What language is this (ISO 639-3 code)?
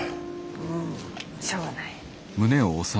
jpn